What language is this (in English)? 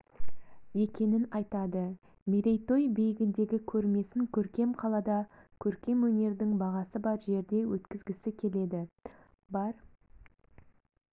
Kazakh